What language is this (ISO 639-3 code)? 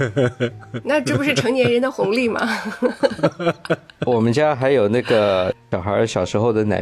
zho